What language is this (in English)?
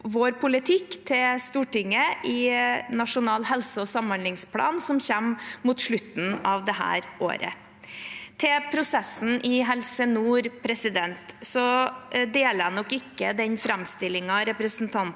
Norwegian